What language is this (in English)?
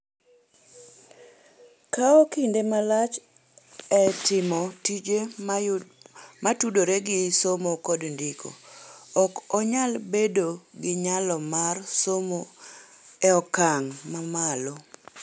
Luo (Kenya and Tanzania)